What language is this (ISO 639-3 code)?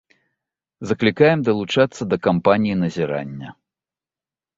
bel